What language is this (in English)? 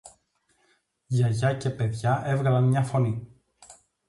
Greek